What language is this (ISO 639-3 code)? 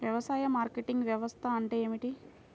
tel